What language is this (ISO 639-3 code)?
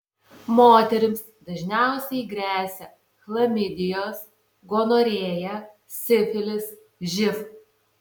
lit